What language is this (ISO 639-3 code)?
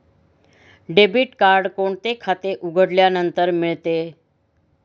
mar